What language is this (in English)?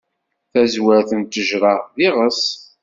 Kabyle